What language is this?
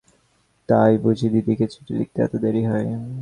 Bangla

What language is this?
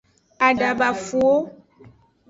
Aja (Benin)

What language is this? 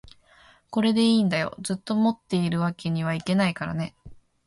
Japanese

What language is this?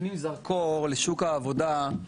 Hebrew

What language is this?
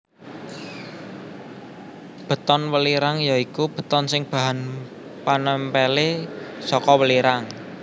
Javanese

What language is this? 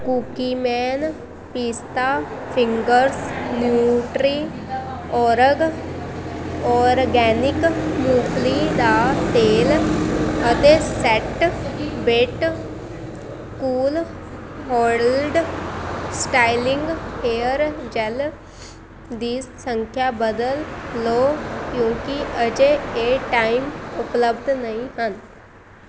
Punjabi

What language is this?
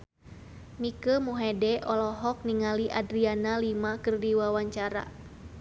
Sundanese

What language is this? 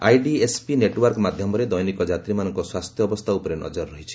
Odia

